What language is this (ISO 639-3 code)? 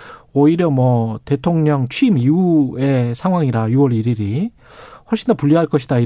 kor